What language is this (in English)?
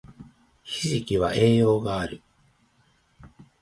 Japanese